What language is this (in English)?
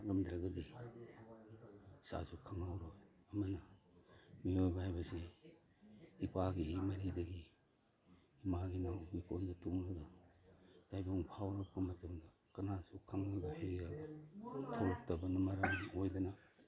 Manipuri